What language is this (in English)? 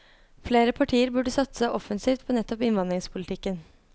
Norwegian